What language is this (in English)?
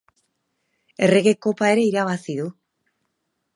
Basque